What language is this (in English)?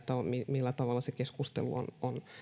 Finnish